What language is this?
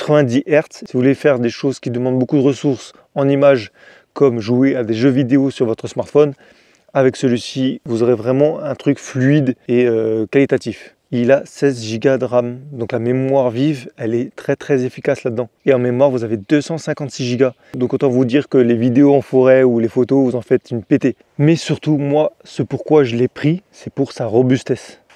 French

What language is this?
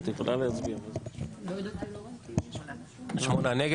Hebrew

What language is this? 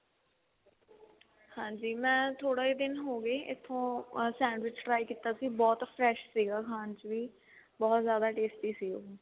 Punjabi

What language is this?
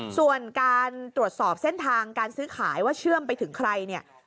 Thai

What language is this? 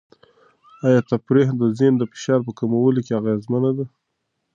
Pashto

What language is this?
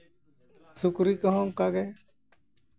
Santali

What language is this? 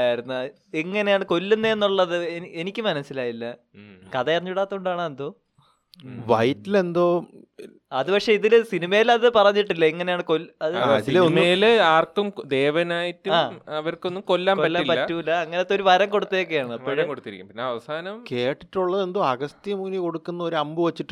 Malayalam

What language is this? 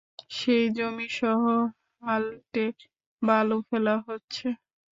Bangla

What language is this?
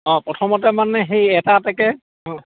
Assamese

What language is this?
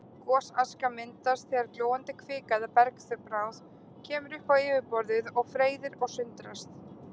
Icelandic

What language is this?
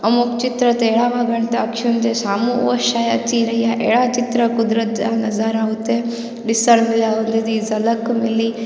Sindhi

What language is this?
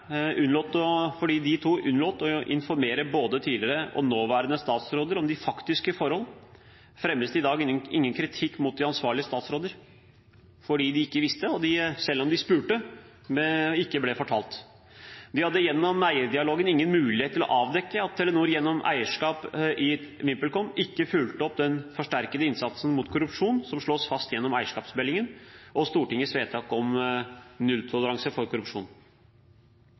Norwegian Bokmål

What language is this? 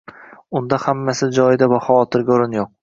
Uzbek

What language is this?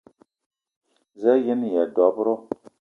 Eton (Cameroon)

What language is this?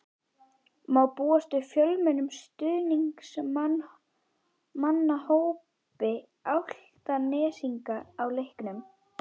Icelandic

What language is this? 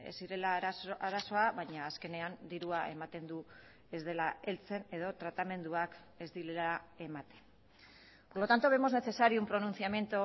Basque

